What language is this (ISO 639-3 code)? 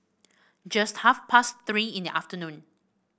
eng